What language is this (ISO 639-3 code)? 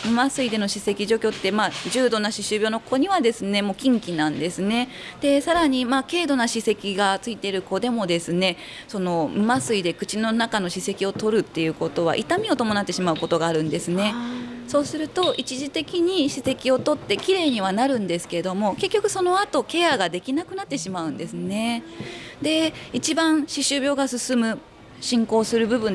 jpn